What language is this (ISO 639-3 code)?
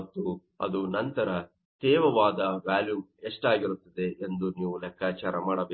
kan